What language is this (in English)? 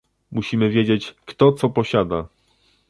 Polish